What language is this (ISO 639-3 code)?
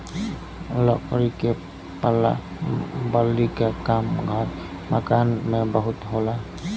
bho